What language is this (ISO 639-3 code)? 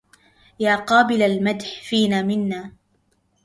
ara